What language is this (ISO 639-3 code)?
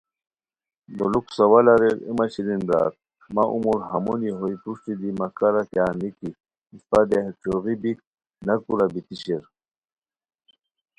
khw